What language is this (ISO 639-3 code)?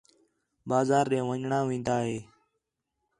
xhe